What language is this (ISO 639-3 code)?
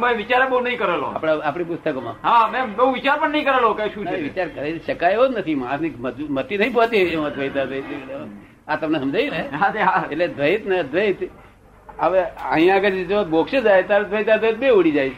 guj